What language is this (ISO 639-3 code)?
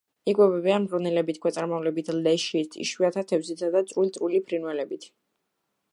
kat